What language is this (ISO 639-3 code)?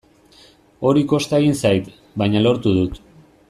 eus